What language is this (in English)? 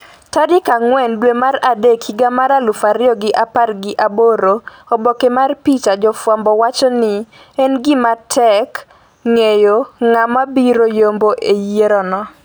Luo (Kenya and Tanzania)